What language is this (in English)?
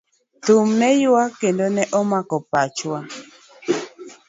Luo (Kenya and Tanzania)